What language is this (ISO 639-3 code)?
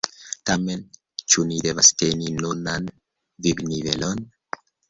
epo